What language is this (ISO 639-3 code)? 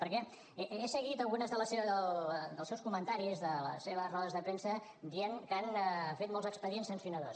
cat